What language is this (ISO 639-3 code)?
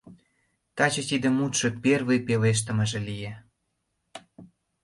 chm